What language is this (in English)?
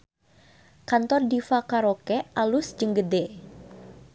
Sundanese